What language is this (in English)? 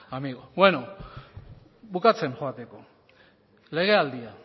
Basque